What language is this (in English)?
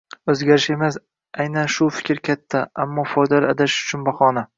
Uzbek